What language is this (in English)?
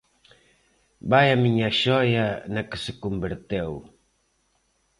Galician